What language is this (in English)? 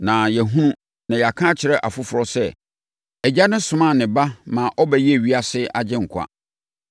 Akan